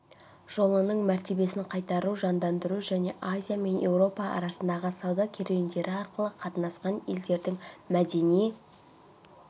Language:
Kazakh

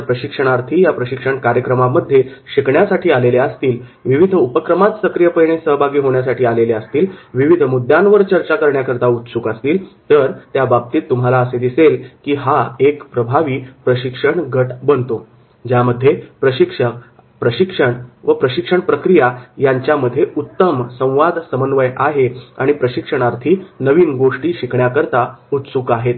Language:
Marathi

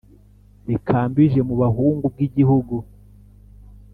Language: Kinyarwanda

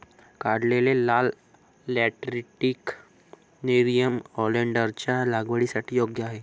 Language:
Marathi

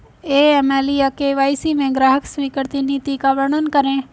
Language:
Hindi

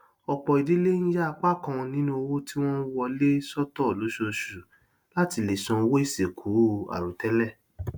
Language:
Yoruba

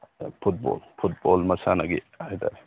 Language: Manipuri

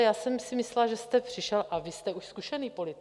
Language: Czech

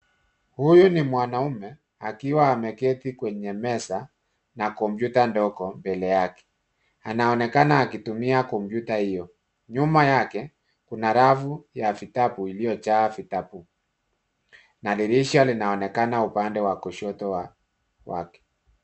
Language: Swahili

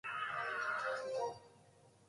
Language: Japanese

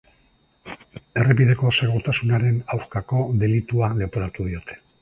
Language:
Basque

